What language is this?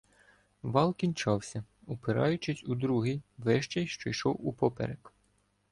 Ukrainian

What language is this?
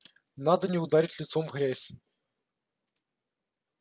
Russian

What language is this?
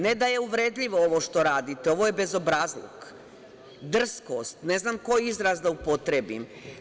Serbian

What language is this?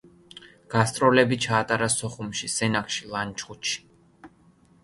Georgian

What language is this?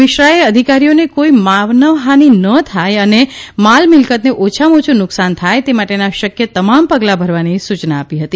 Gujarati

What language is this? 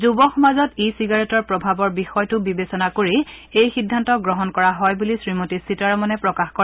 Assamese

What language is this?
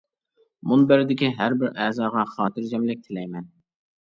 Uyghur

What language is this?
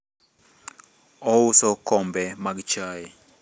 Luo (Kenya and Tanzania)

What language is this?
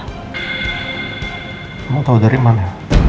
Indonesian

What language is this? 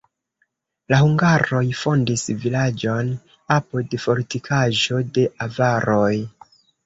Esperanto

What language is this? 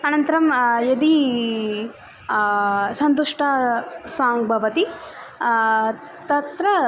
Sanskrit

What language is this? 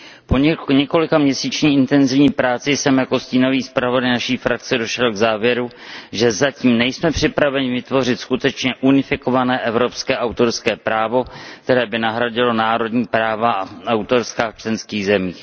Czech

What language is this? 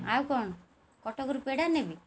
Odia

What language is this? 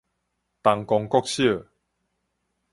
Min Nan Chinese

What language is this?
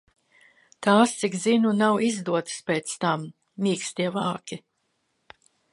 Latvian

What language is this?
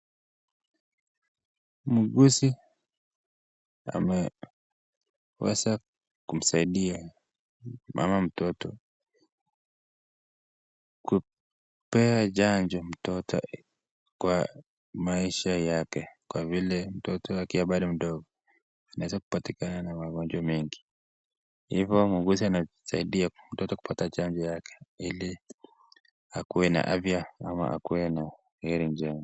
Swahili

